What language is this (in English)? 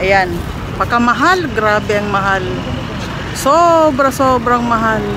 Filipino